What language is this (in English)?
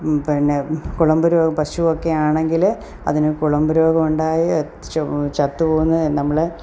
Malayalam